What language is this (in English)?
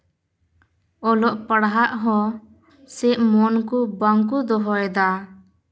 Santali